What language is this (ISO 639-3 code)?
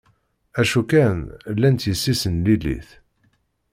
kab